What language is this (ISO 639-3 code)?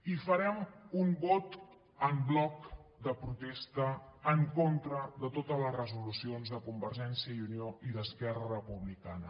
cat